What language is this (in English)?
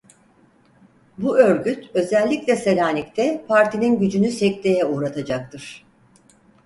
Turkish